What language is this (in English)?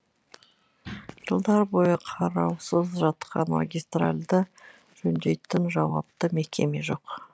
Kazakh